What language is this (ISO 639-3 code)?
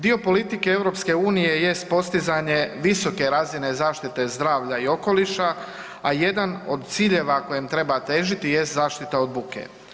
hrv